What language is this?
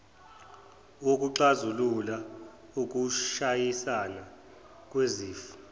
Zulu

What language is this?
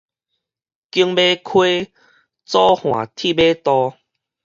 Min Nan Chinese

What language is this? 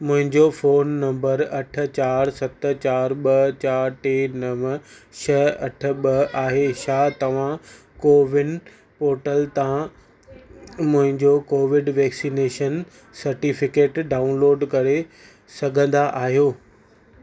Sindhi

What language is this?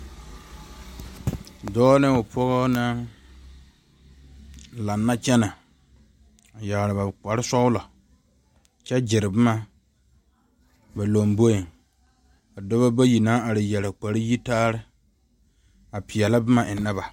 Southern Dagaare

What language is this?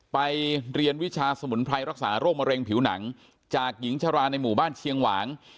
Thai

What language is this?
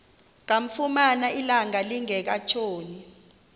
Xhosa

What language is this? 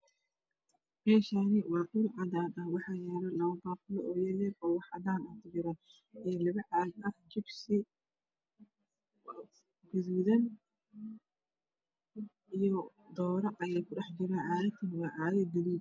Somali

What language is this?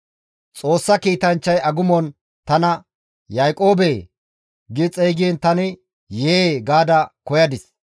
Gamo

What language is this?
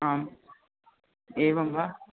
Sanskrit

